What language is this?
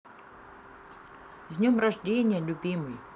Russian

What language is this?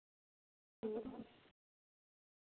Santali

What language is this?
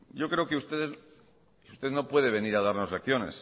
Spanish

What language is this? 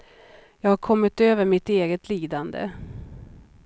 Swedish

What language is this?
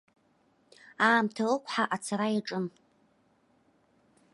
Abkhazian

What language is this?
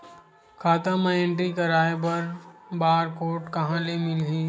Chhattisgarhi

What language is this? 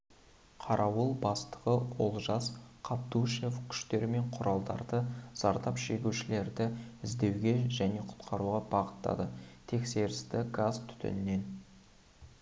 Kazakh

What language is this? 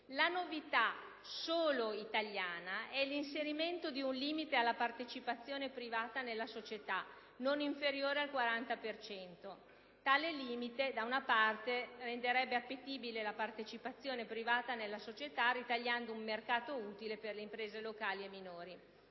Italian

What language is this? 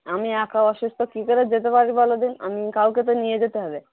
Bangla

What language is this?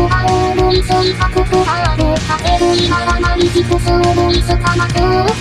Indonesian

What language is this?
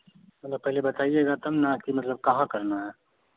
Hindi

